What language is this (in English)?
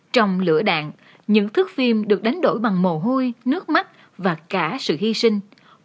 Vietnamese